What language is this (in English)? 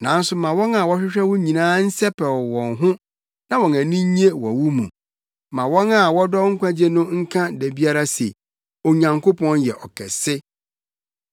Akan